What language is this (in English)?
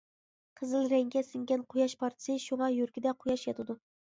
Uyghur